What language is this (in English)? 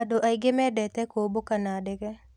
Kikuyu